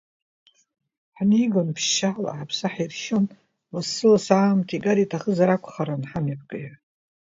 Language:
Abkhazian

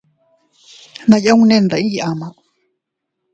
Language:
Teutila Cuicatec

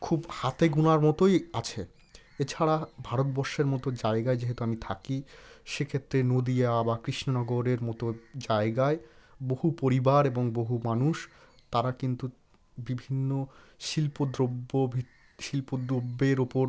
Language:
Bangla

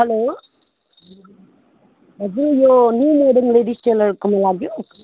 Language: Nepali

